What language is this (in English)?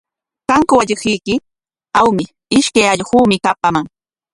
Corongo Ancash Quechua